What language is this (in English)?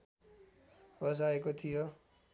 Nepali